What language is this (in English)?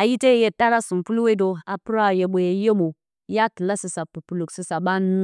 Bacama